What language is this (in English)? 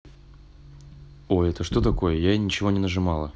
Russian